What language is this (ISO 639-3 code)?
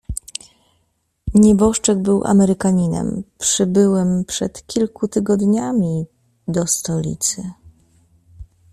pol